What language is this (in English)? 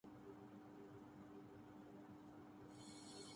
Urdu